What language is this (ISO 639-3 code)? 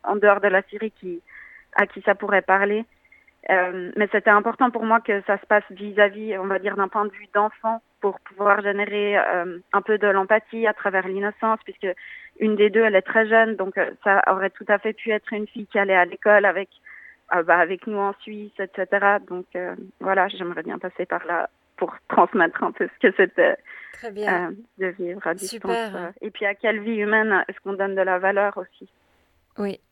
fra